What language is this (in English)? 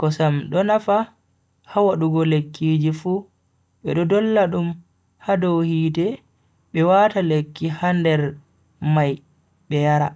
Bagirmi Fulfulde